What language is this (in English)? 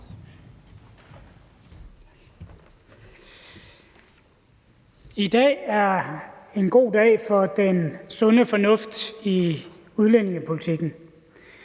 Danish